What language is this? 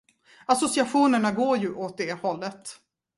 Swedish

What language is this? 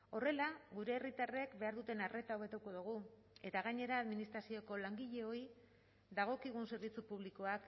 Basque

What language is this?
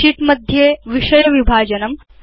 Sanskrit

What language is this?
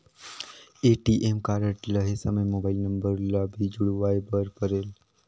Chhattisgarhi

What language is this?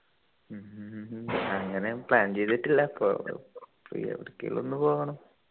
Malayalam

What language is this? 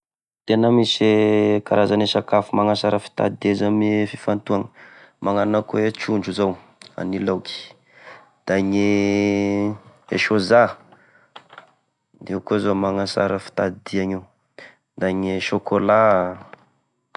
Tesaka Malagasy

